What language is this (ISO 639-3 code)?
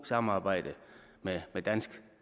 dan